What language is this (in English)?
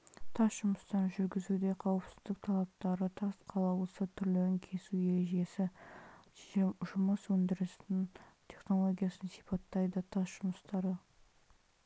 Kazakh